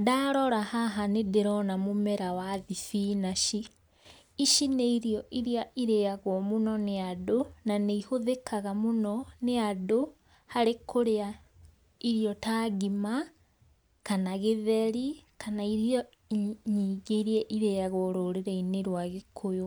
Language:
Kikuyu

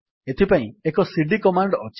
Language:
Odia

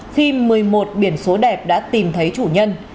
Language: Vietnamese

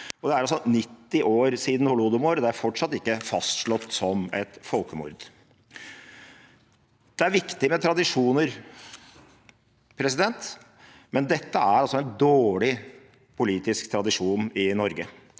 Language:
Norwegian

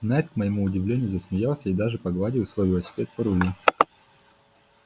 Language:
Russian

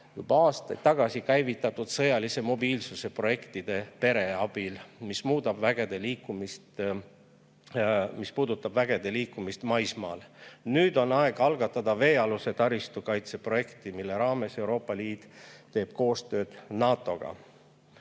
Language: Estonian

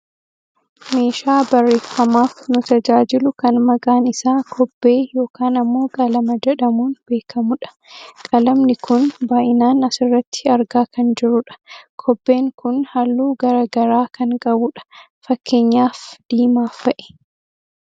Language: Oromo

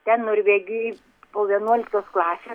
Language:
Lithuanian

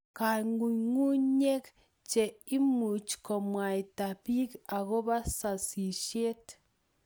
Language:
Kalenjin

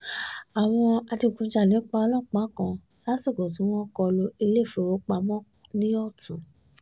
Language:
Yoruba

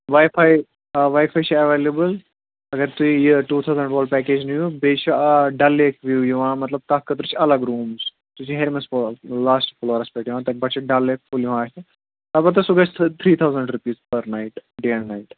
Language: Kashmiri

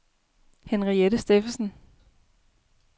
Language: Danish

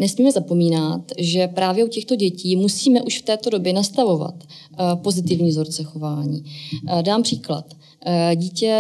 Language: Czech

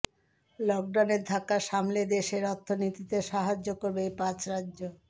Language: Bangla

